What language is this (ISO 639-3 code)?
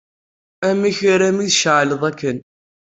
kab